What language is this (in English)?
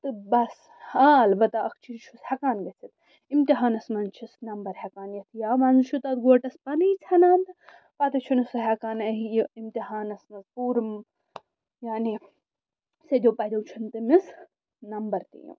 Kashmiri